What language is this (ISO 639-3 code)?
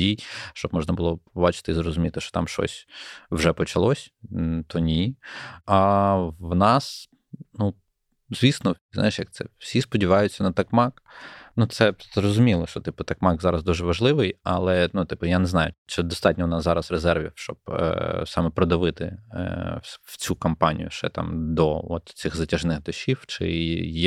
ukr